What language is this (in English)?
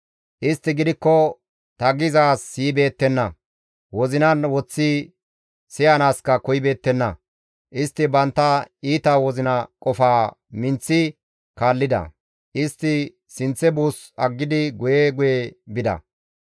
Gamo